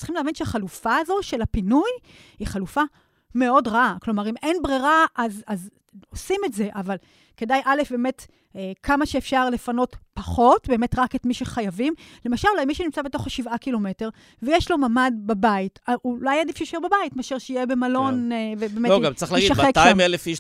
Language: Hebrew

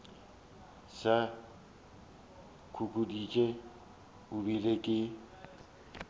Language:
Northern Sotho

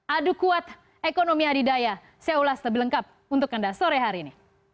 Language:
Indonesian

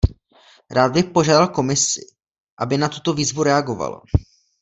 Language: Czech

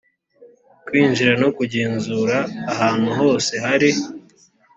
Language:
Kinyarwanda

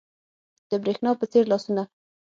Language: Pashto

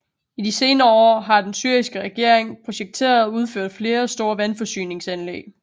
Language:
Danish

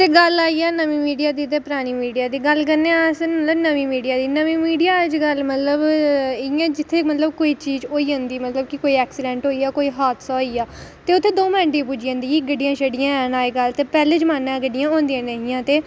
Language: Dogri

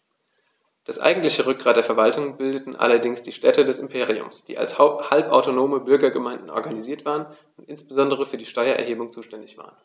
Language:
German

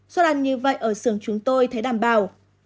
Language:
Vietnamese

